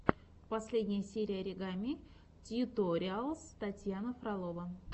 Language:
Russian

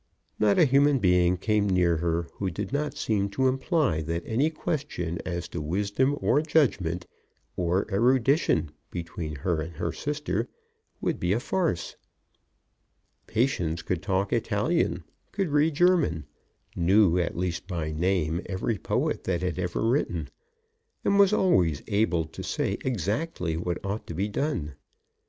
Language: English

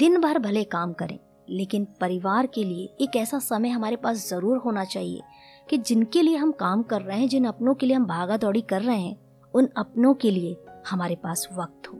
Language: Hindi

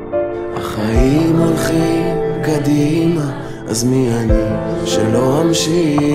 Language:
Hebrew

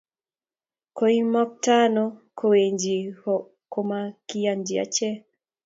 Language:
Kalenjin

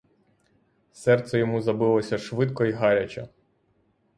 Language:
Ukrainian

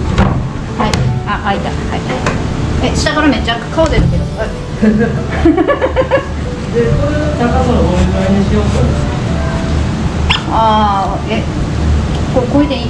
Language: Japanese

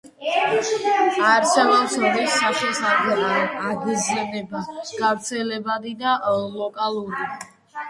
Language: Georgian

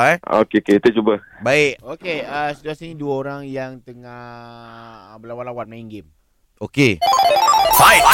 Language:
Malay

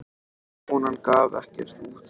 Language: Icelandic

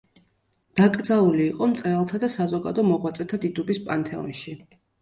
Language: Georgian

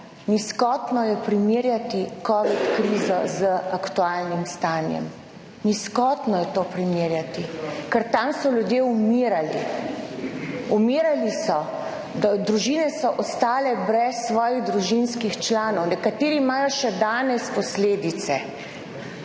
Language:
Slovenian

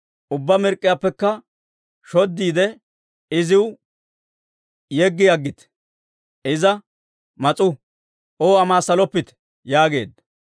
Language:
Dawro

